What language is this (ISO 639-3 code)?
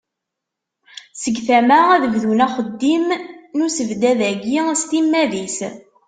kab